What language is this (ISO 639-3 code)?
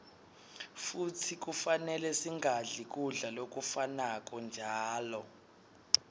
ssw